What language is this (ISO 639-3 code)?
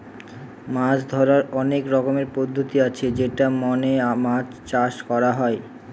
ben